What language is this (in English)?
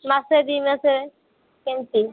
Odia